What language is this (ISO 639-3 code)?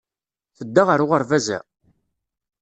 kab